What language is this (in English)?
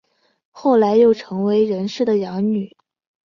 Chinese